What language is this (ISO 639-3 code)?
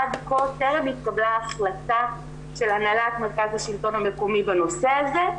heb